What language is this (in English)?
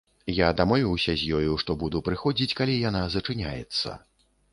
Belarusian